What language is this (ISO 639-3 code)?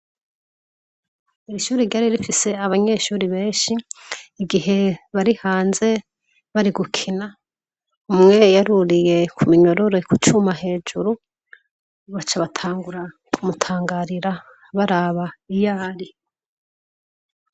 run